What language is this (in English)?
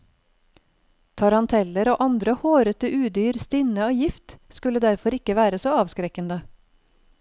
Norwegian